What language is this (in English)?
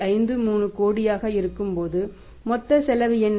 Tamil